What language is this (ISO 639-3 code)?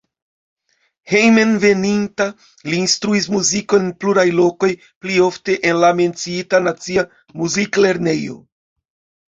epo